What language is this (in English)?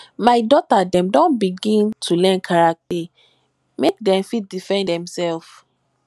Nigerian Pidgin